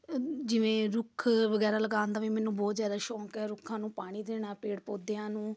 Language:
Punjabi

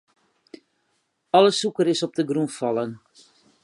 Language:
Western Frisian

